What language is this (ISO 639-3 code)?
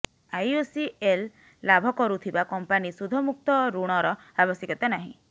ori